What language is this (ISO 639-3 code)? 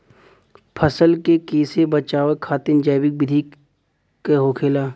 bho